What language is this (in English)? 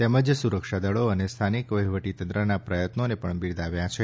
Gujarati